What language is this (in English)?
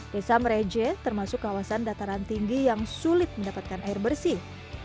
Indonesian